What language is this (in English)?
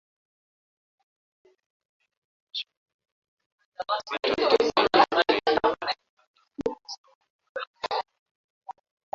Swahili